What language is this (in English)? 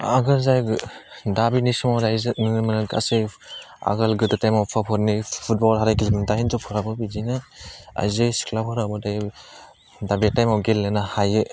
Bodo